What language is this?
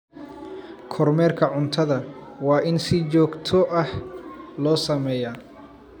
Somali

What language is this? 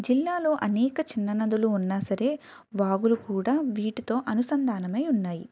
Telugu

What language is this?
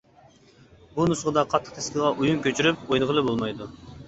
Uyghur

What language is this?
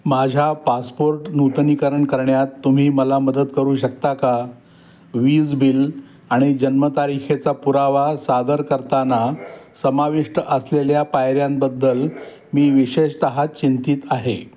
Marathi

